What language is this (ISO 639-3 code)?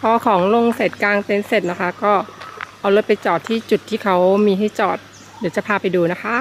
tha